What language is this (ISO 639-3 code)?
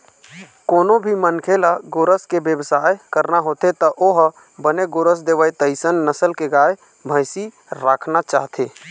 hne